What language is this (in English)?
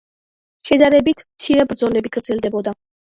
Georgian